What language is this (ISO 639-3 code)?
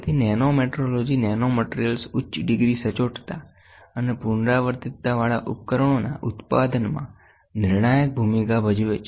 guj